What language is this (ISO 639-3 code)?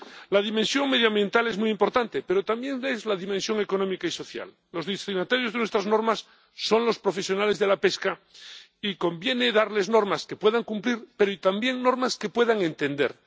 spa